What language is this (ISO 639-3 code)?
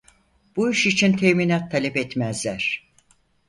tur